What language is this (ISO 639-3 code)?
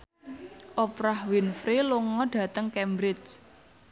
jav